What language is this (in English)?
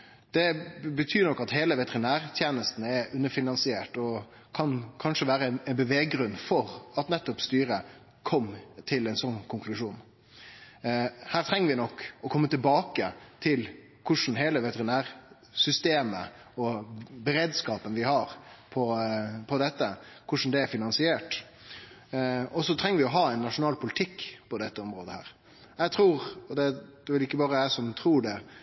Norwegian Nynorsk